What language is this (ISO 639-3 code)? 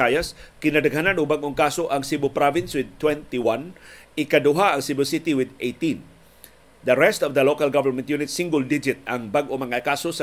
fil